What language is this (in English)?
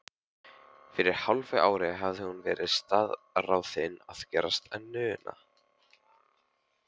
Icelandic